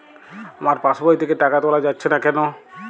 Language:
Bangla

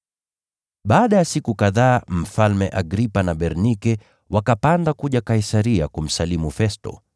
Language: Swahili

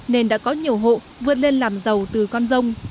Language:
Vietnamese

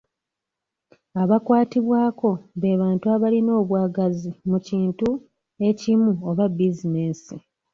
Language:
Ganda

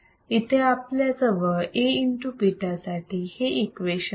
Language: Marathi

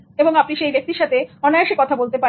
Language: Bangla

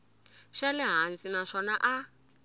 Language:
Tsonga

